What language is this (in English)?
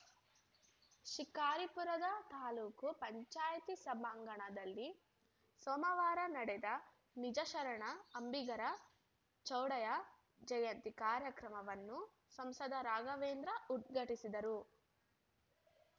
Kannada